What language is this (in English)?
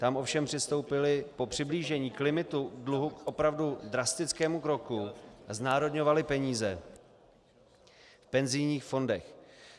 Czech